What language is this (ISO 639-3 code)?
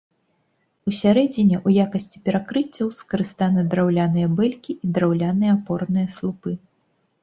bel